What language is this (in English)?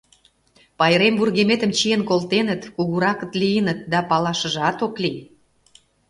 Mari